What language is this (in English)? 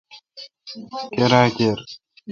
Kalkoti